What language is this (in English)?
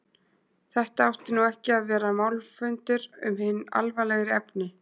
Icelandic